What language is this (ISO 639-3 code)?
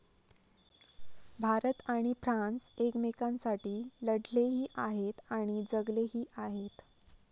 mar